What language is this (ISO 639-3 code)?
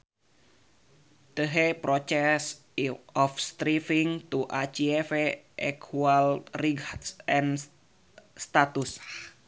sun